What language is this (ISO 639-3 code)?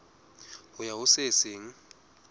sot